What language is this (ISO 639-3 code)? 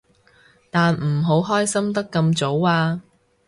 yue